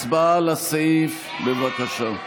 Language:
Hebrew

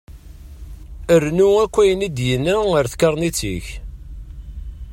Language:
Kabyle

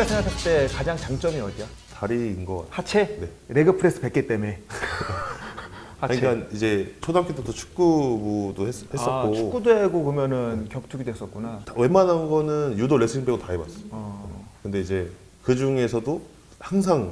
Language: Korean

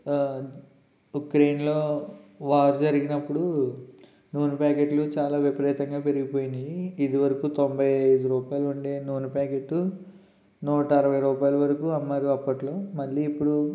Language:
Telugu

